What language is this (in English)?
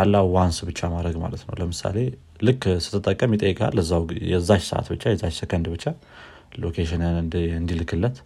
Amharic